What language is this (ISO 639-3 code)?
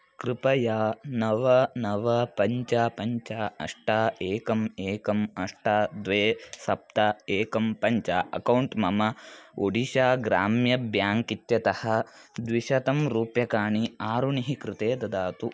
san